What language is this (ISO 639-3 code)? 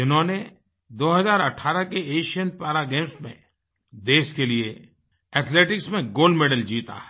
hin